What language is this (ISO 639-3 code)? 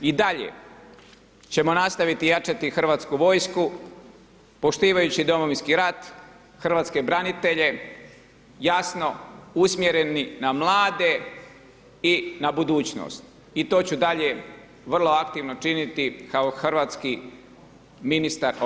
hrv